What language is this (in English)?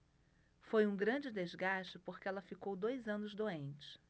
Portuguese